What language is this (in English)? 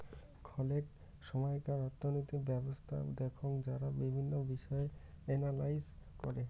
Bangla